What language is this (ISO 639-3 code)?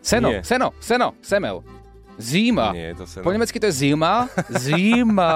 slk